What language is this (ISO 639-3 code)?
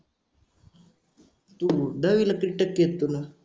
mar